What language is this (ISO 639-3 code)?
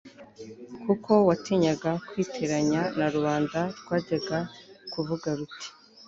kin